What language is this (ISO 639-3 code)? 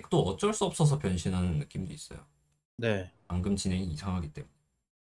kor